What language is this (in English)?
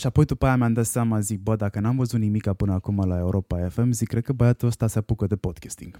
Romanian